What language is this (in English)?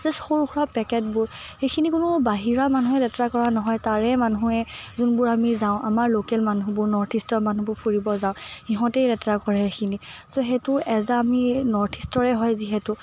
Assamese